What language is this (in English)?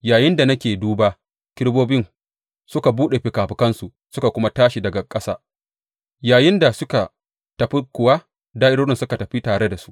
Hausa